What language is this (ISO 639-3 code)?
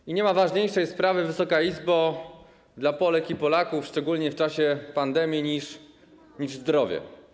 pol